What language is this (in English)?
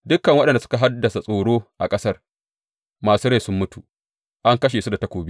Hausa